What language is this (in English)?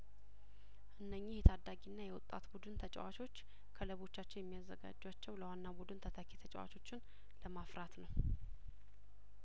Amharic